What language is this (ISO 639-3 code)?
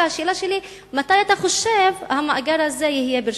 heb